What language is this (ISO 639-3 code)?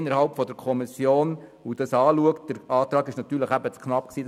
gsw